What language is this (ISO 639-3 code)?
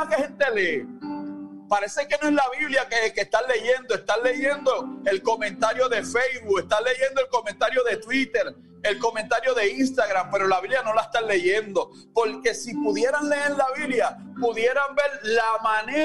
spa